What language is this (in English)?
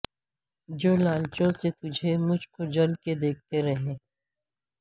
Urdu